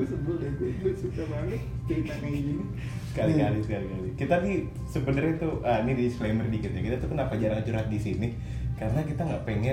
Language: Indonesian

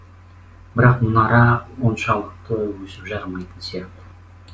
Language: Kazakh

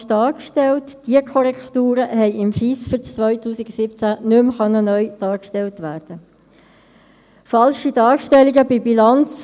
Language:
Swiss German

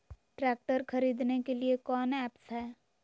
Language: Magahi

